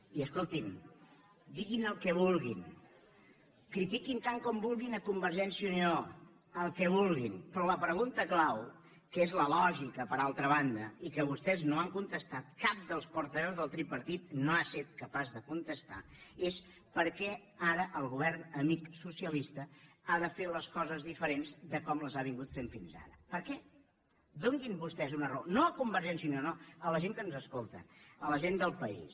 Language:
Catalan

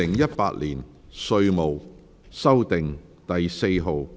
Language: Cantonese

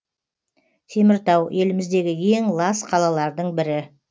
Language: Kazakh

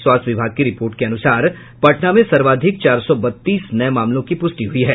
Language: Hindi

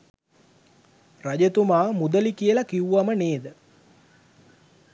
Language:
Sinhala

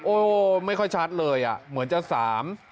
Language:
Thai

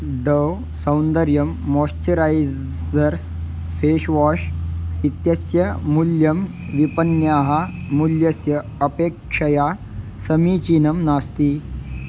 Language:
Sanskrit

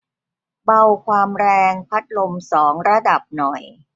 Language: Thai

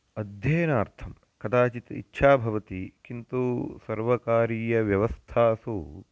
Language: Sanskrit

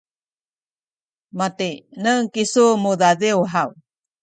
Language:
Sakizaya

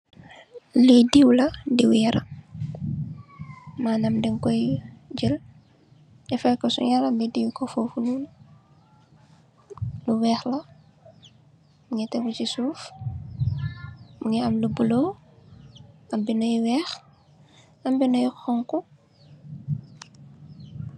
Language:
Wolof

